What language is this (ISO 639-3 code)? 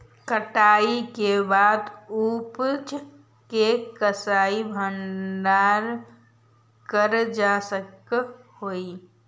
mag